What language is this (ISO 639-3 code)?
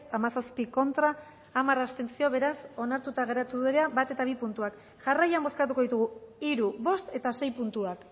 eus